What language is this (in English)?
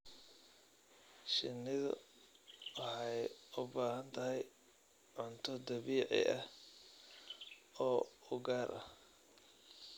Somali